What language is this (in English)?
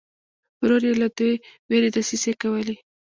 Pashto